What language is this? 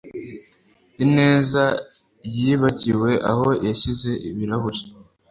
Kinyarwanda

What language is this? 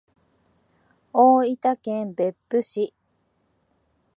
Japanese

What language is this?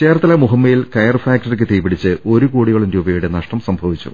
Malayalam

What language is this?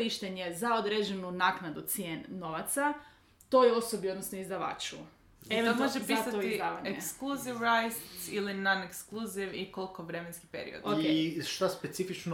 Croatian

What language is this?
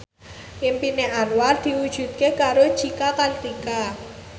Javanese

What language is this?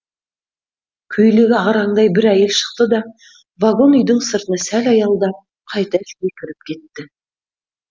Kazakh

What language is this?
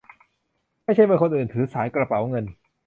Thai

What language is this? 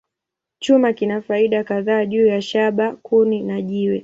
Swahili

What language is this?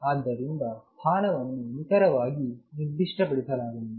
Kannada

